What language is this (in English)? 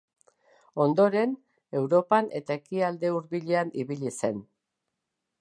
Basque